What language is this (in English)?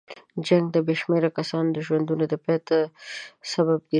Pashto